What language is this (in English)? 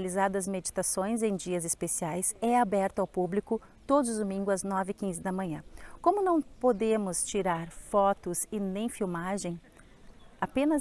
Portuguese